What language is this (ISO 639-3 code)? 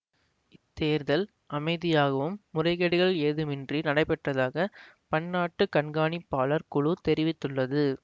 tam